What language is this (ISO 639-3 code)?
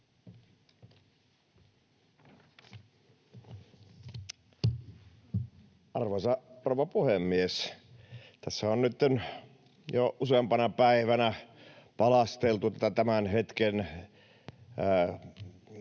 fin